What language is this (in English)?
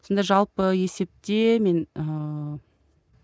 Kazakh